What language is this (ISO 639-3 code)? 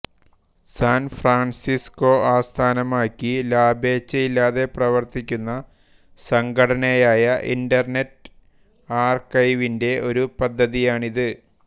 mal